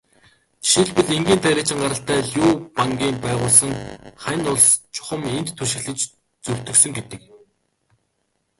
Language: Mongolian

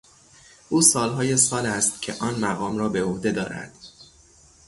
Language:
Persian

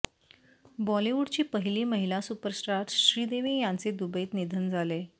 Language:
Marathi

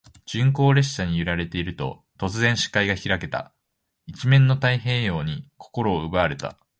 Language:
Japanese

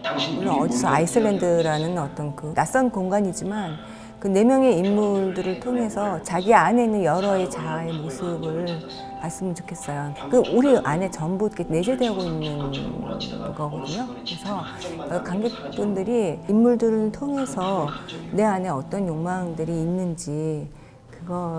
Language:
Korean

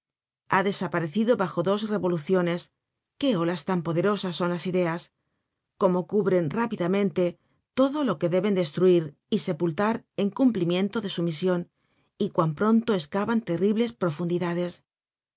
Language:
Spanish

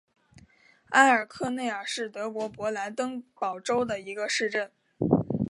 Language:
Chinese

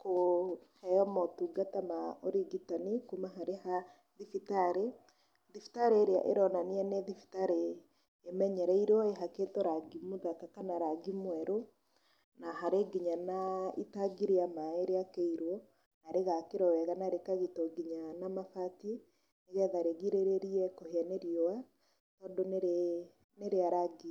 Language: Kikuyu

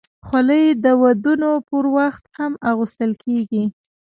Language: Pashto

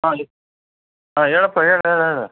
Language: Kannada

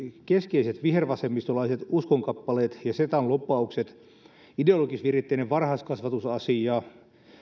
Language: Finnish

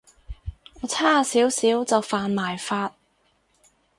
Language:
Cantonese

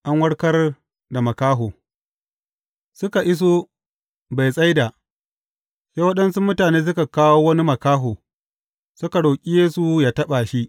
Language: Hausa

